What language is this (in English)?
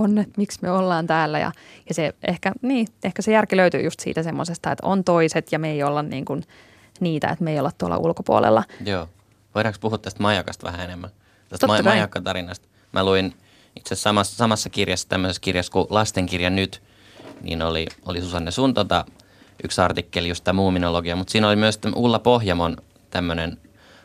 Finnish